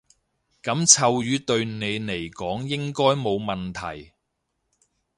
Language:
Cantonese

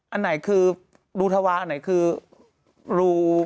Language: Thai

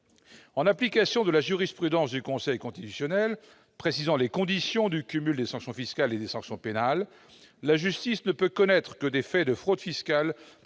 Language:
French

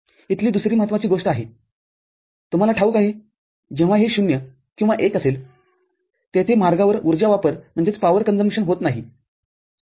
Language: Marathi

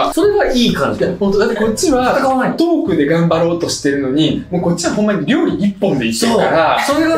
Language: Japanese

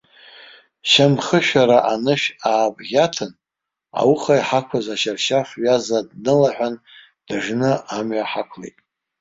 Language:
Abkhazian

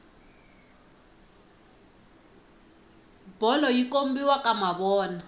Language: Tsonga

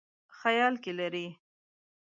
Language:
Pashto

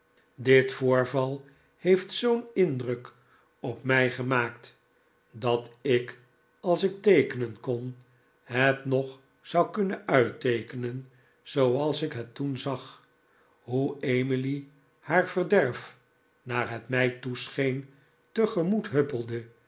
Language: Dutch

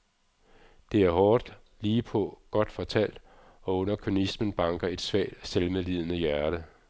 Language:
Danish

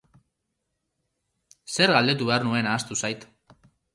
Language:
Basque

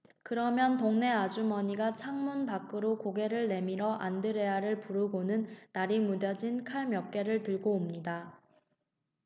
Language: Korean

